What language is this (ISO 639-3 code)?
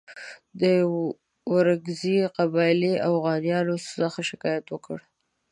pus